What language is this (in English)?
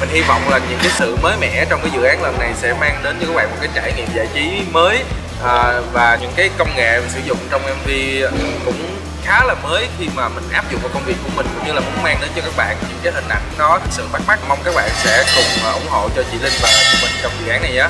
Vietnamese